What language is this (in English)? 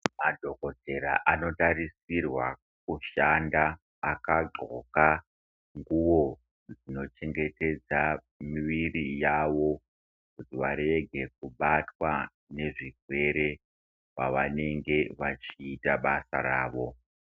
Ndau